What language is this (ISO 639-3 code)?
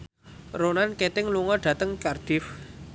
jav